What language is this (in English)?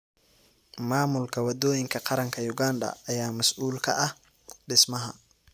Somali